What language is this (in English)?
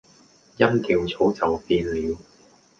Cantonese